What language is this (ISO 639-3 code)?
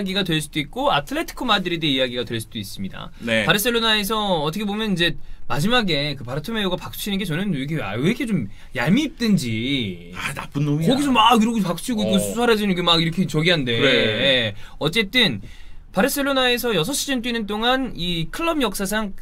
kor